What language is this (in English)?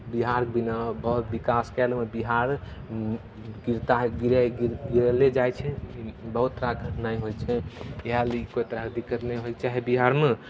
Maithili